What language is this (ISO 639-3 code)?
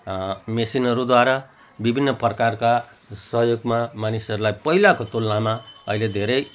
nep